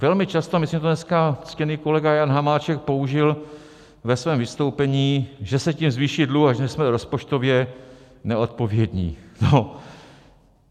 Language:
Czech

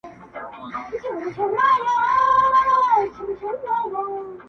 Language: Pashto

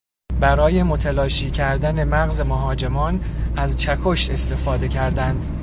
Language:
Persian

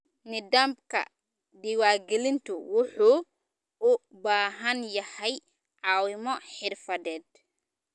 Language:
Somali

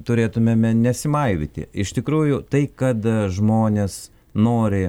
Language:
Lithuanian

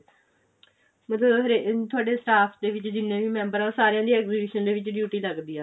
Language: Punjabi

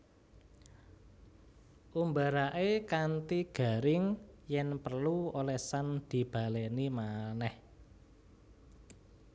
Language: Javanese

